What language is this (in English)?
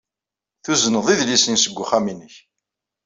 Kabyle